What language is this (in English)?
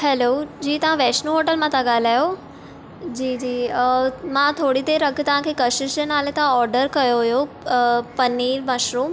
Sindhi